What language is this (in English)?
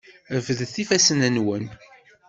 Kabyle